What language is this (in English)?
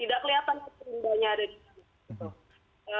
Indonesian